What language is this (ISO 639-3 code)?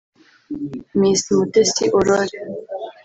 kin